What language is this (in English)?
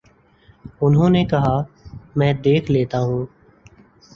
Urdu